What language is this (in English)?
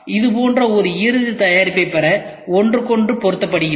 Tamil